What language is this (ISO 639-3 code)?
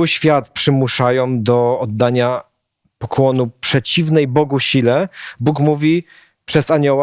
pol